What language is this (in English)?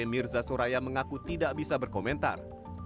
Indonesian